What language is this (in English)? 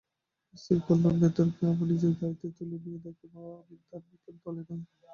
Bangla